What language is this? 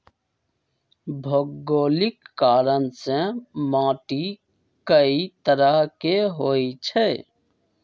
Magahi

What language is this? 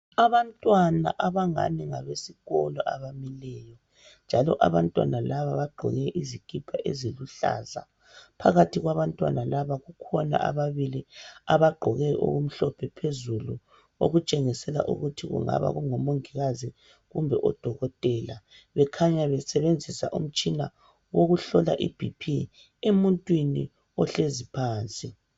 North Ndebele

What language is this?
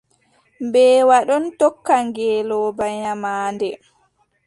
Adamawa Fulfulde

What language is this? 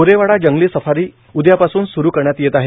Marathi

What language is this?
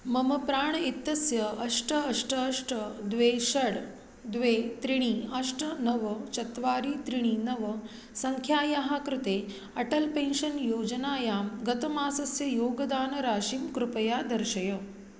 Sanskrit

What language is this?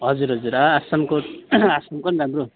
Nepali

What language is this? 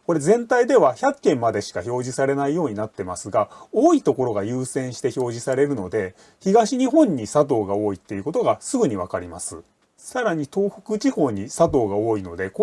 Japanese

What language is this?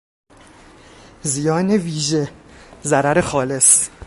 Persian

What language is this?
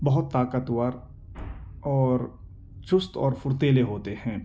Urdu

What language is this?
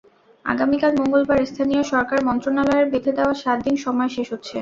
Bangla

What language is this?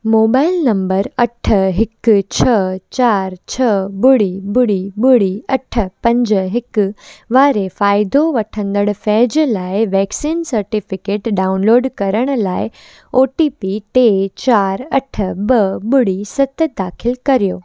Sindhi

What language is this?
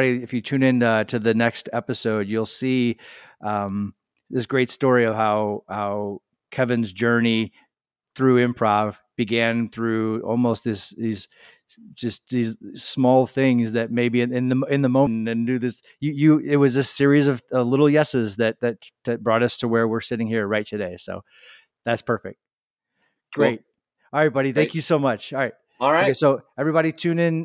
English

